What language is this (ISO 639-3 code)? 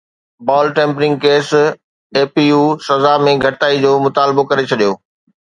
snd